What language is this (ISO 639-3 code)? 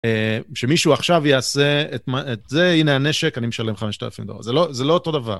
heb